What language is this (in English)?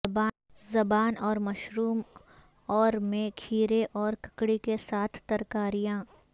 Urdu